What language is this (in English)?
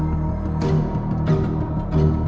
Thai